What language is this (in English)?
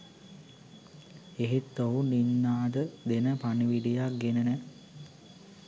Sinhala